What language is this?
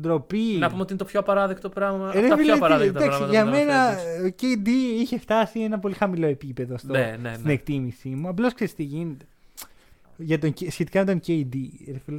Greek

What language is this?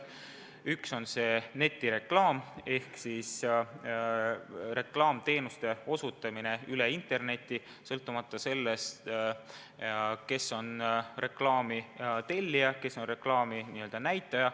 Estonian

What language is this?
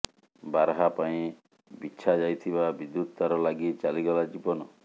Odia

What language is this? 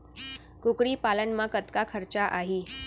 Chhattisgarhi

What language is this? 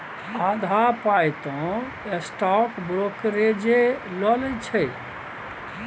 Maithili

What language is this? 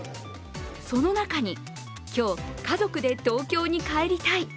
Japanese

